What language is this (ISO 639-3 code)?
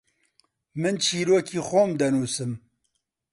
ckb